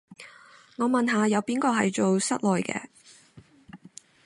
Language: Cantonese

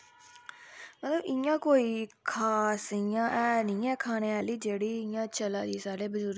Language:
Dogri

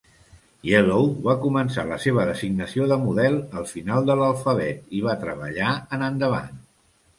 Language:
Catalan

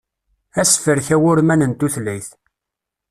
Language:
Kabyle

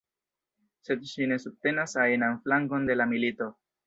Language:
Esperanto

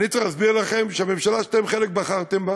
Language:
Hebrew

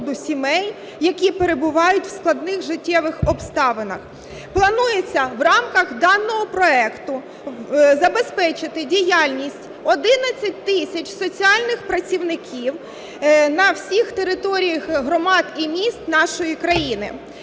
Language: Ukrainian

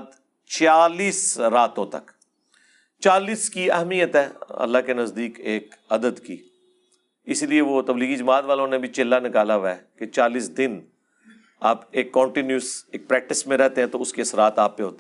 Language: Urdu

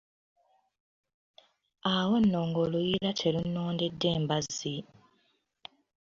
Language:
Ganda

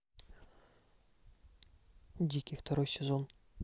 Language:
Russian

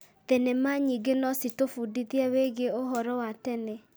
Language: Kikuyu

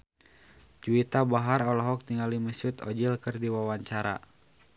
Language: Sundanese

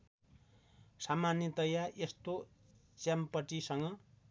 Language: Nepali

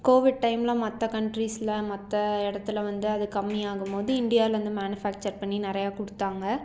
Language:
Tamil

